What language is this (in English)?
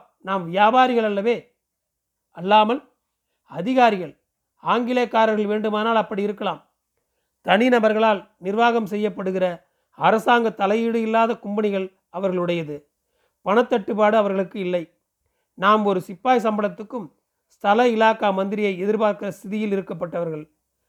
Tamil